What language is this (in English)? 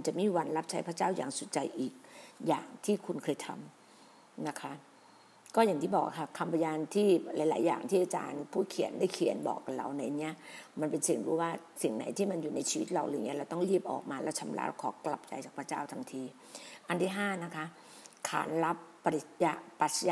Thai